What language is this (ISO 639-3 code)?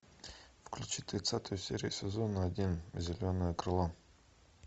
rus